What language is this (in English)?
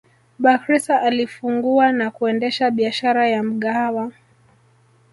Swahili